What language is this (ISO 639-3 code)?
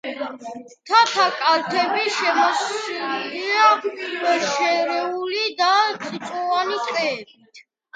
kat